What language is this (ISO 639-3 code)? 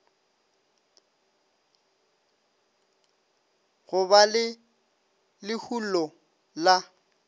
nso